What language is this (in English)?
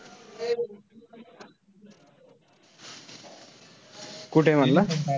Marathi